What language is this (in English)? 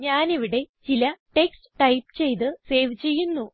Malayalam